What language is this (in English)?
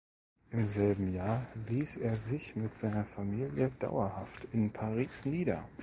German